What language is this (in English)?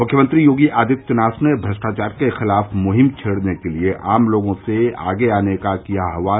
Hindi